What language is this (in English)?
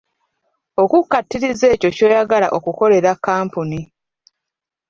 Ganda